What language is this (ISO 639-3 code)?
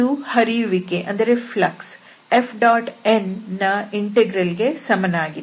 kan